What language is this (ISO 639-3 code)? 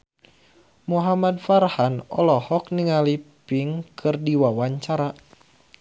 sun